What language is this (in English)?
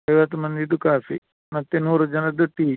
Kannada